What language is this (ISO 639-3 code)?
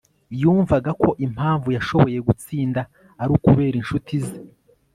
kin